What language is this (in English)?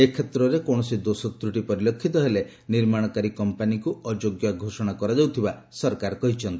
Odia